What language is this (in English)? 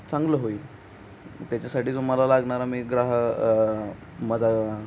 Marathi